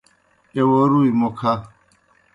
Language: Kohistani Shina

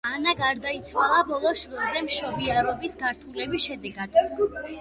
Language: Georgian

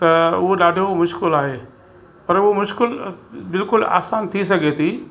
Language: Sindhi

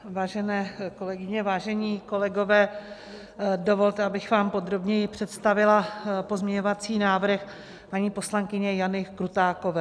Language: Czech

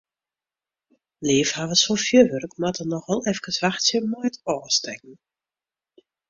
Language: Western Frisian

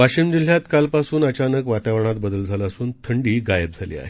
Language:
Marathi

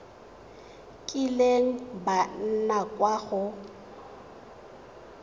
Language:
Tswana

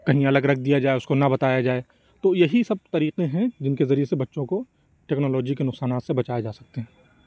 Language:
Urdu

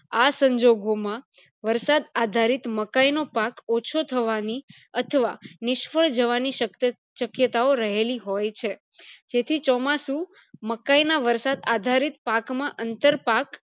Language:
Gujarati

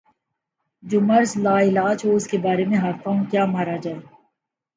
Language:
Urdu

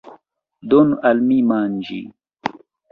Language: Esperanto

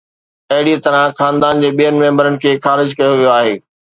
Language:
Sindhi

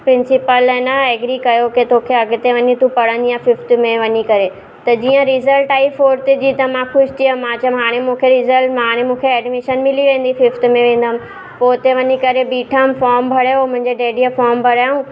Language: Sindhi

